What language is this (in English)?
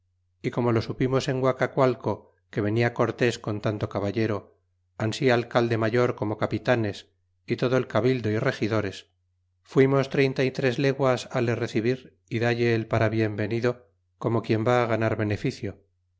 Spanish